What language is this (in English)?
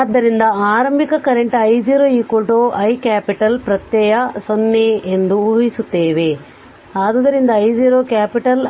Kannada